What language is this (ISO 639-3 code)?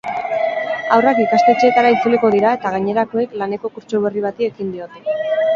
eus